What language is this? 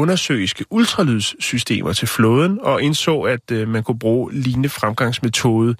Danish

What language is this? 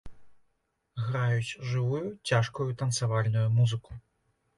Belarusian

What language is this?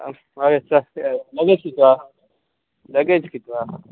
Konkani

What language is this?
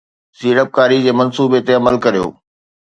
Sindhi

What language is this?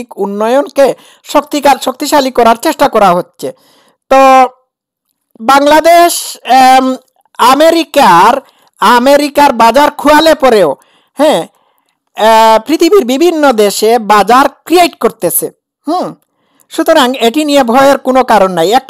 Italian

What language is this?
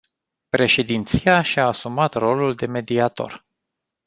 Romanian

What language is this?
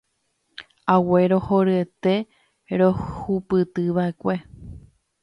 Guarani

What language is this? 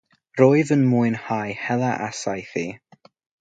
Welsh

